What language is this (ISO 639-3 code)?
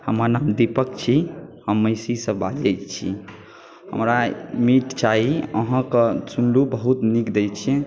mai